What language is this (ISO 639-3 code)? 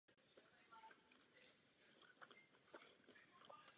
ces